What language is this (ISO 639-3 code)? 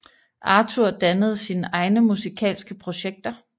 dan